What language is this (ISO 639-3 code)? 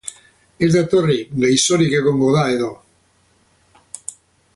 eus